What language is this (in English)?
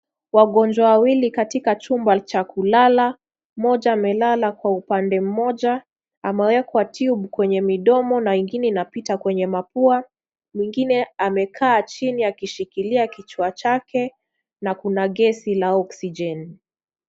Swahili